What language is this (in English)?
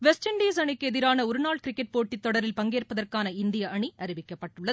Tamil